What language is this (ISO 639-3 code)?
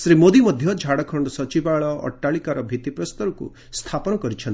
ori